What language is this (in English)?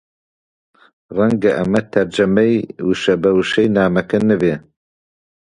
Central Kurdish